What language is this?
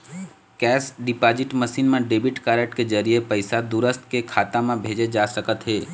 Chhattisgarhi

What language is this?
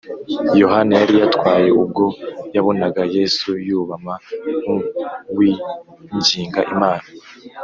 Kinyarwanda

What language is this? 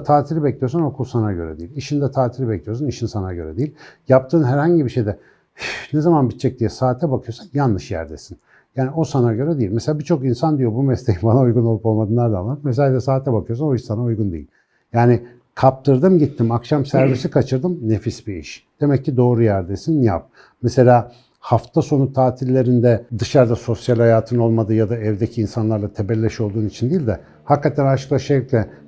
Turkish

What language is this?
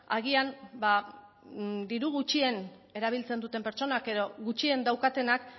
Basque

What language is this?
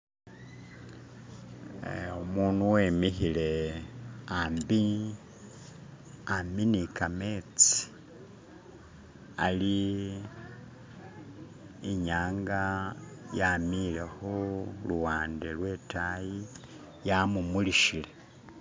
Masaaba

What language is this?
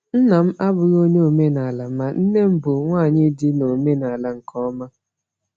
Igbo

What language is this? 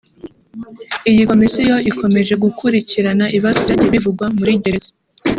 Kinyarwanda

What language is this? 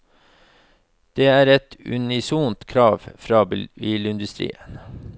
Norwegian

